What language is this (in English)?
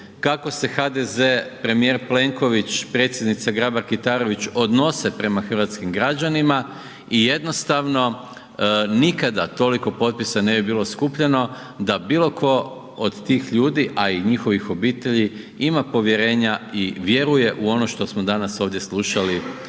Croatian